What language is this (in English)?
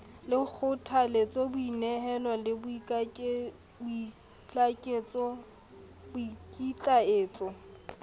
Southern Sotho